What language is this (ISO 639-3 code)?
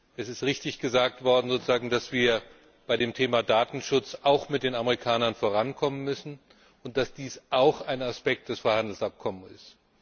deu